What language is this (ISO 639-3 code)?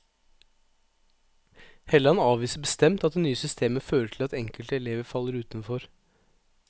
nor